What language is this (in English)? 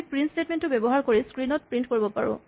Assamese